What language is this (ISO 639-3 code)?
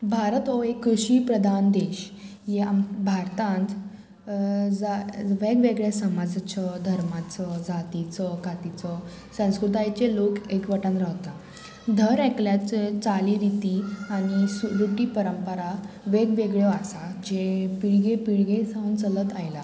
kok